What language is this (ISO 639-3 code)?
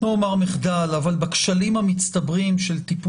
heb